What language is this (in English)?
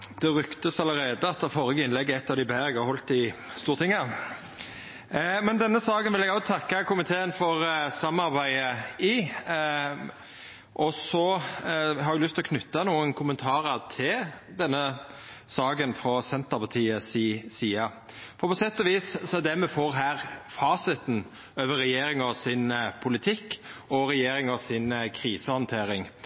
Norwegian Nynorsk